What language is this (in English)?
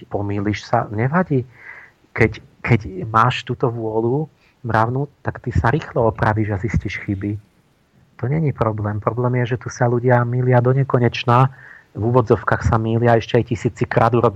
Slovak